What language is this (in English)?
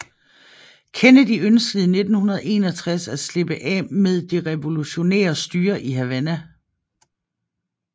Danish